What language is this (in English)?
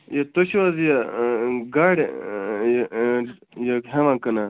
Kashmiri